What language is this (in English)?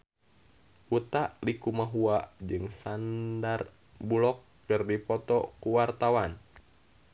Sundanese